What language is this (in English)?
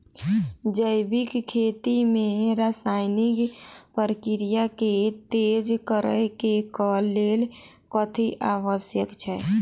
Maithili